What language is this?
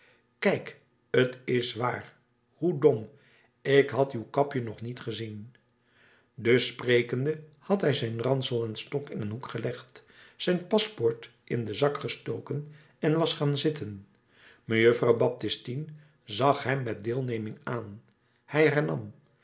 Dutch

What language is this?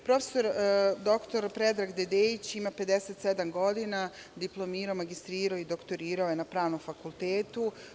Serbian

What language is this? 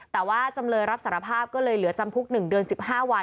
Thai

